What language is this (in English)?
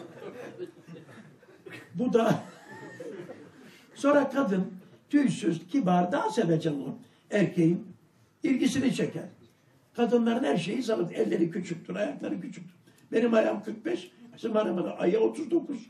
Turkish